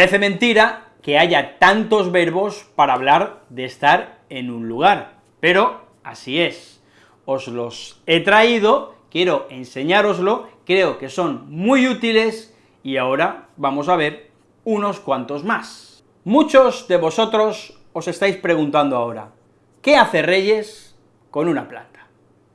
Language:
Spanish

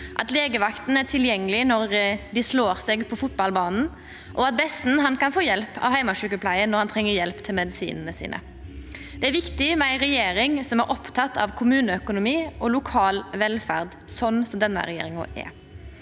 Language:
Norwegian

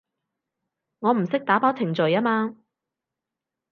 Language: Cantonese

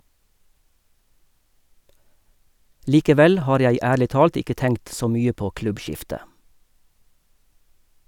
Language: Norwegian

